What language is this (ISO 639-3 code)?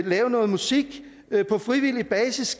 dan